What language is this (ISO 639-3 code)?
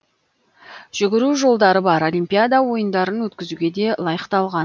kaz